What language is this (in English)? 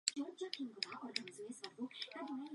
Czech